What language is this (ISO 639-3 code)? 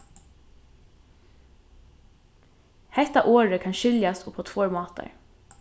fao